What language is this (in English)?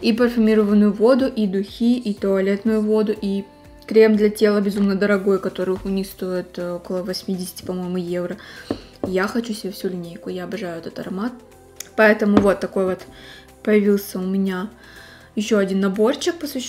Russian